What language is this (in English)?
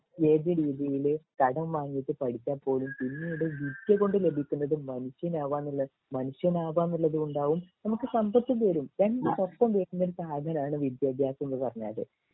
Malayalam